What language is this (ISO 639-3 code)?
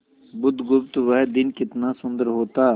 hin